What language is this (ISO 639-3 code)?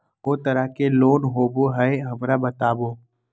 mag